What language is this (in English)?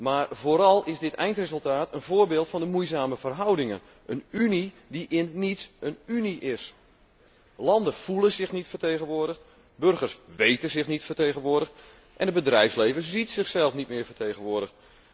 Dutch